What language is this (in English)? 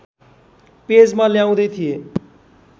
Nepali